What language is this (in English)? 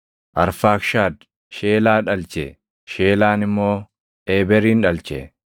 Oromo